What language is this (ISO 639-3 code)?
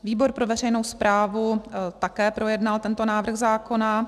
ces